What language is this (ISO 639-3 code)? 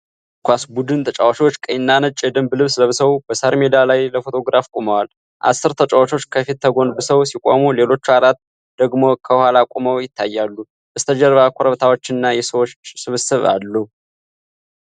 amh